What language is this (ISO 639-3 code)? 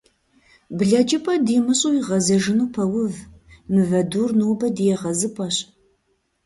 kbd